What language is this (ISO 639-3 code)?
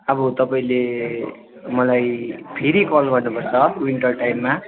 nep